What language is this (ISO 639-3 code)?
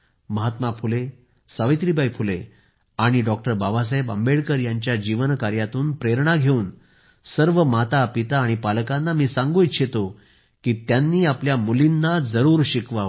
mar